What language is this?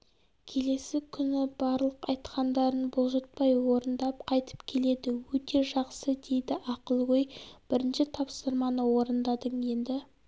Kazakh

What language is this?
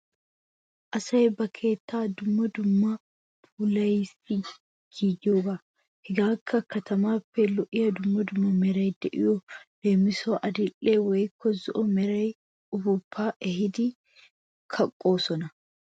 Wolaytta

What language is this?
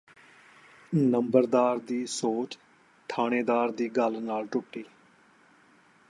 Punjabi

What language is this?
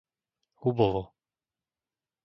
Slovak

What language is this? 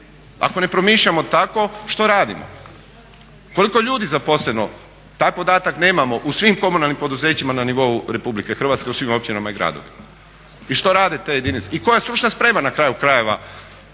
Croatian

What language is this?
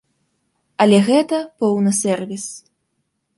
Belarusian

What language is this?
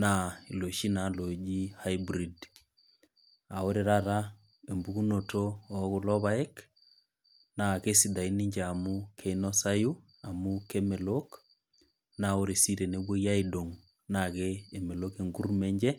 Masai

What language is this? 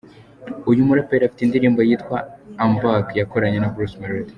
Kinyarwanda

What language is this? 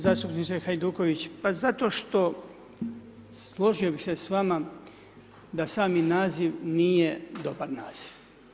Croatian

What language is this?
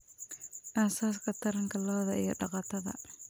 Somali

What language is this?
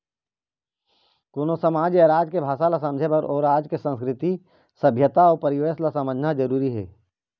Chhattisgarhi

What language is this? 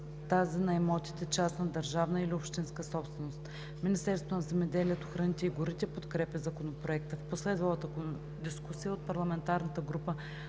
Bulgarian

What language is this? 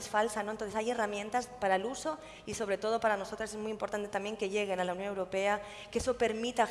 Spanish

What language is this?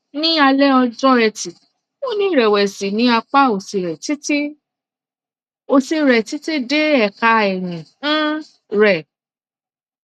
Yoruba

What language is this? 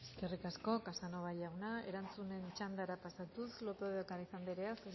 Basque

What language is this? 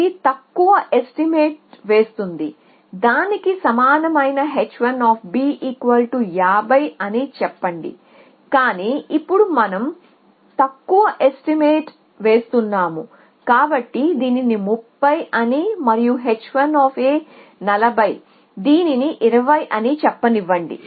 Telugu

